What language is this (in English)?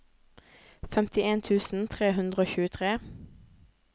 Norwegian